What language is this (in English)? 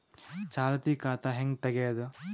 Kannada